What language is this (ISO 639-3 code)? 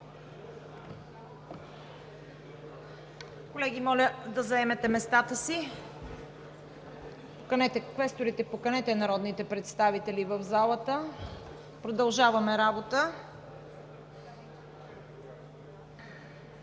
bul